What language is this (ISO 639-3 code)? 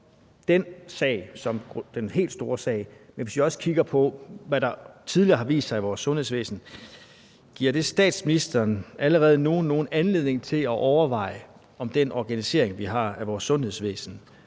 dan